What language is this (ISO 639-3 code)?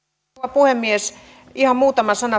fin